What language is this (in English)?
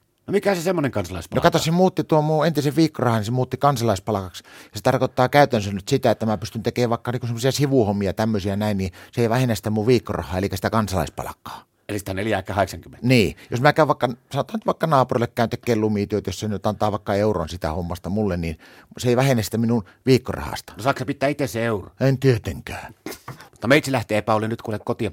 Finnish